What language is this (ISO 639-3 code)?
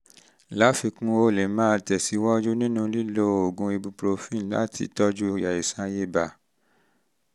yor